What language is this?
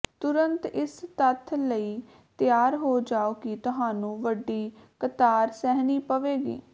Punjabi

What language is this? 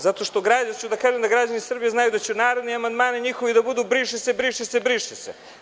Serbian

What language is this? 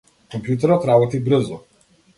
Macedonian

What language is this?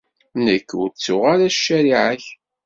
Kabyle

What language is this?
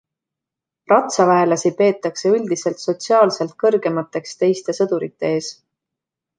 Estonian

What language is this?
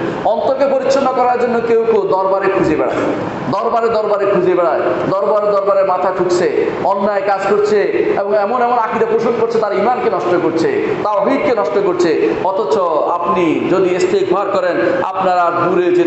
Indonesian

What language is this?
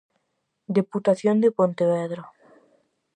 Galician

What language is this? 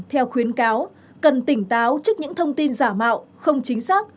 Vietnamese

